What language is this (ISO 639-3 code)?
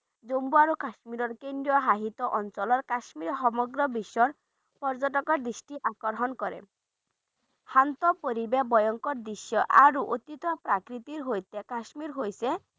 ben